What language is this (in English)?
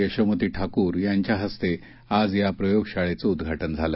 Marathi